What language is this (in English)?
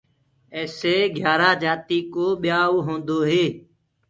Gurgula